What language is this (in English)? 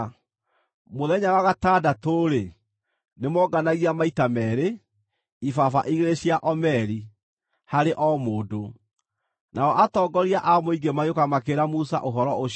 Kikuyu